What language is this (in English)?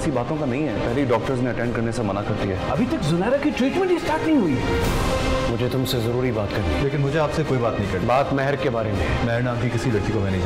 Hindi